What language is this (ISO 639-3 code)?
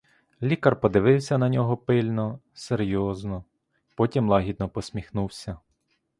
ukr